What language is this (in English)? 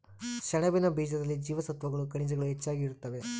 Kannada